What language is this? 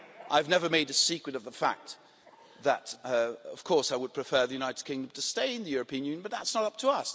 English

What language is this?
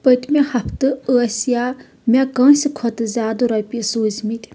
Kashmiri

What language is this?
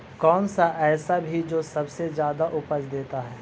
Magahi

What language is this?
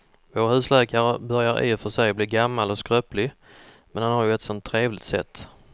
Swedish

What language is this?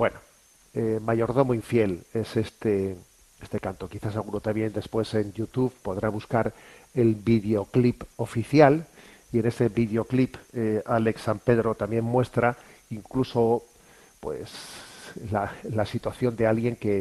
Spanish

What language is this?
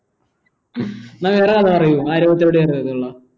Malayalam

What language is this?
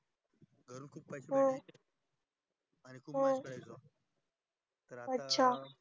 Marathi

